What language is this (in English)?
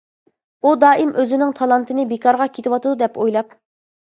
Uyghur